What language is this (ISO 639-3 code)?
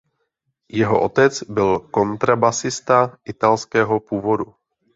ces